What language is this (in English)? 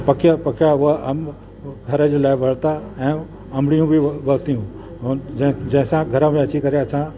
Sindhi